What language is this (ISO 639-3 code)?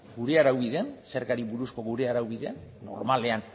eus